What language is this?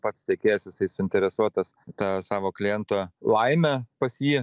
Lithuanian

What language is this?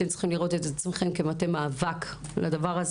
Hebrew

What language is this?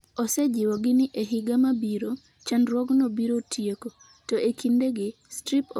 Luo (Kenya and Tanzania)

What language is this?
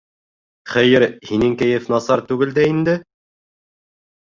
Bashkir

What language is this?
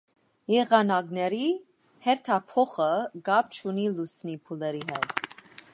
Armenian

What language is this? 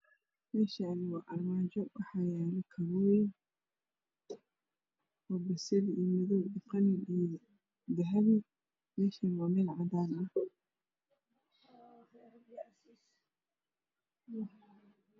Somali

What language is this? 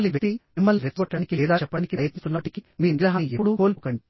Telugu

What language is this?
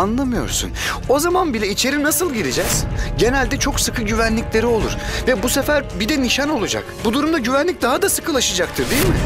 Turkish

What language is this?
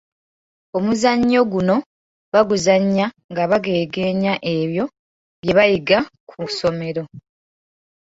Ganda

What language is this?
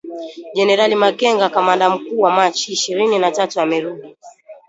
Swahili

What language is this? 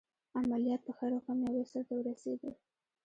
Pashto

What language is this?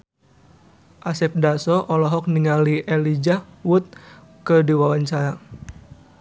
Sundanese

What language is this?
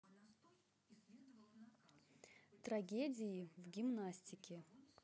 Russian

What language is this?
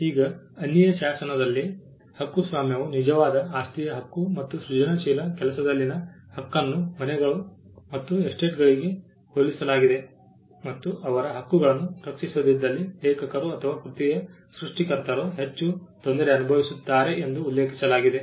Kannada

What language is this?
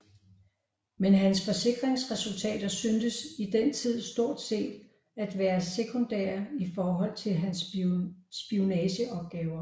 Danish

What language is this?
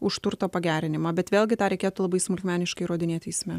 Lithuanian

